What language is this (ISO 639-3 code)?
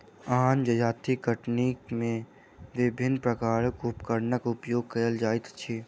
mai